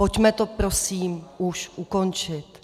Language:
Czech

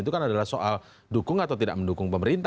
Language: Indonesian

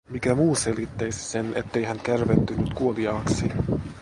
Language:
Finnish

